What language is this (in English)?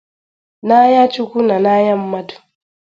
Igbo